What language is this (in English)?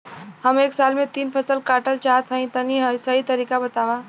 Bhojpuri